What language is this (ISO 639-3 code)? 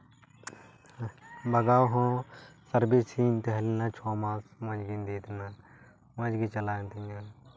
sat